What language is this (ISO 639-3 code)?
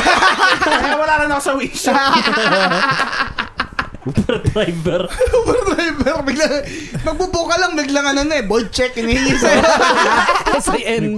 fil